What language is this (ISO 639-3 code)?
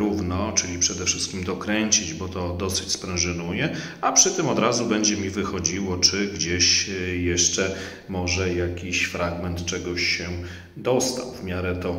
pol